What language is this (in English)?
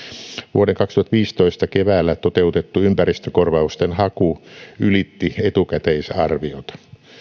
Finnish